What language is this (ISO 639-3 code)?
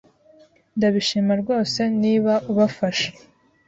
kin